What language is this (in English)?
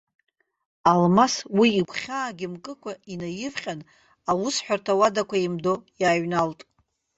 Abkhazian